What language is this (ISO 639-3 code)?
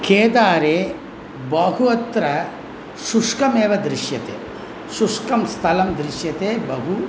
san